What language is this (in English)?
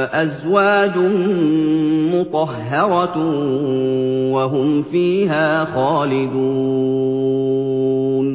Arabic